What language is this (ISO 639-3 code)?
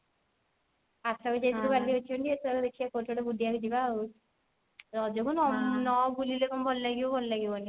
ori